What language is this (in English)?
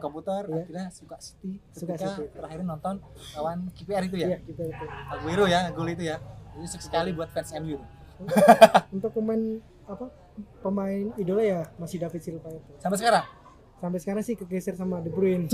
Indonesian